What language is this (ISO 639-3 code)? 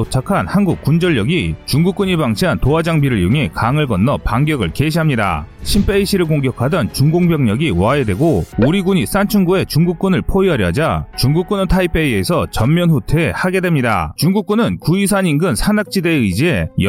kor